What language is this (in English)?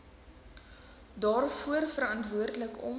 Afrikaans